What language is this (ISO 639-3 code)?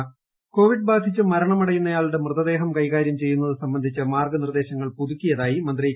mal